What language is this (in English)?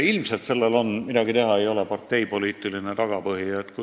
Estonian